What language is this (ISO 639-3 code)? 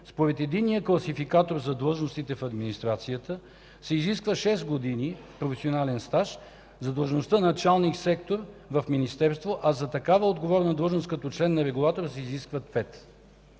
bul